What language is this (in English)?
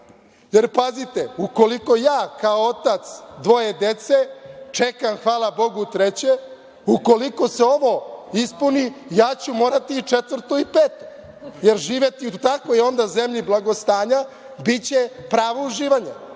Serbian